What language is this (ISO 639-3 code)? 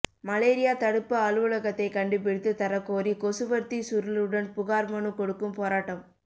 tam